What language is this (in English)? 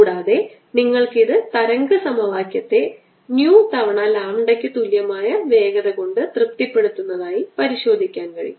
Malayalam